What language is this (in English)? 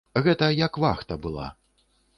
Belarusian